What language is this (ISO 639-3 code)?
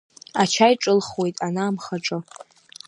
abk